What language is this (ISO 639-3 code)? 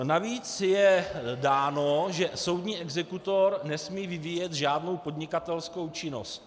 ces